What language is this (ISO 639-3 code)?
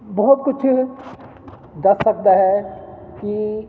pan